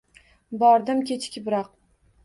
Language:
Uzbek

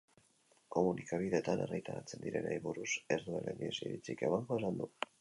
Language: Basque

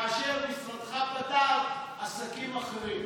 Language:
Hebrew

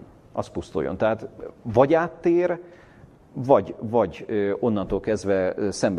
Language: Hungarian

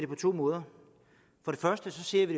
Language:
Danish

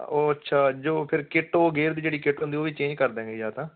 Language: Punjabi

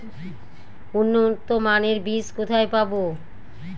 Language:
Bangla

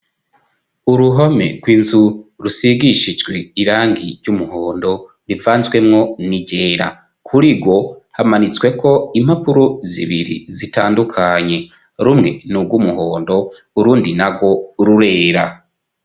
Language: Rundi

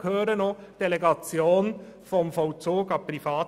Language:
Swiss German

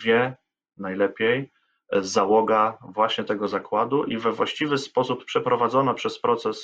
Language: Polish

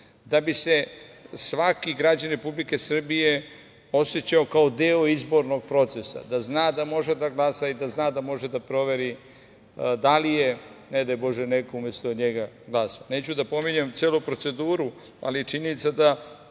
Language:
Serbian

